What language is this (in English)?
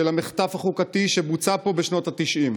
Hebrew